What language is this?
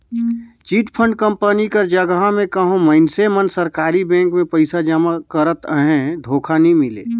Chhattisgarhi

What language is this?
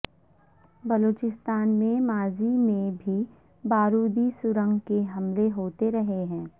Urdu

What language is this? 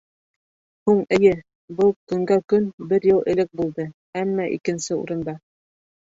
Bashkir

